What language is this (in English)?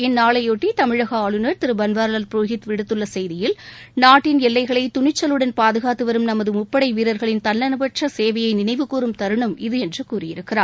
Tamil